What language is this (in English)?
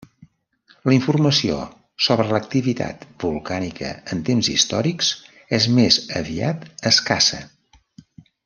Catalan